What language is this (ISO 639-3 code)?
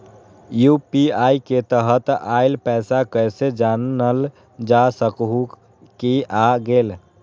mag